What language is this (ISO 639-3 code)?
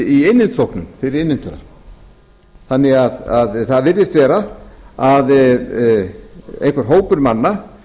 isl